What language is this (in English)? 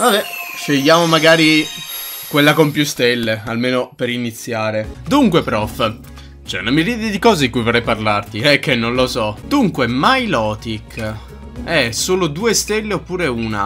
Italian